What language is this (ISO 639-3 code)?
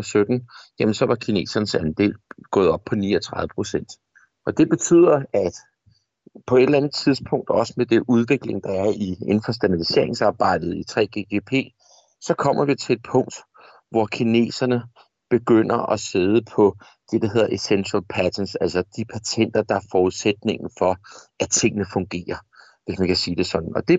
dan